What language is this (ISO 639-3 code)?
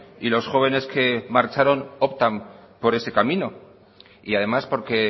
spa